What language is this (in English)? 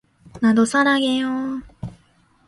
Korean